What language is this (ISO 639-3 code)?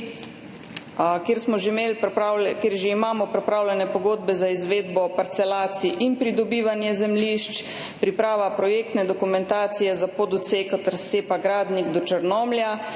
slv